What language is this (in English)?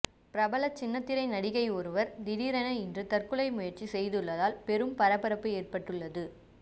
Tamil